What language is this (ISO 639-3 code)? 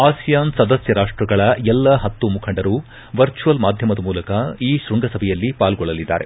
kan